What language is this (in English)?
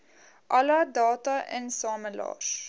Afrikaans